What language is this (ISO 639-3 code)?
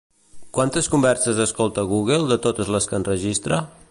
cat